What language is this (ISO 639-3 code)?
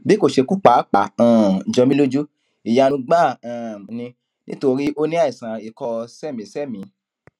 yor